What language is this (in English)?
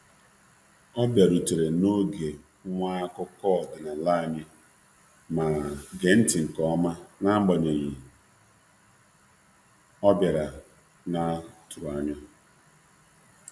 Igbo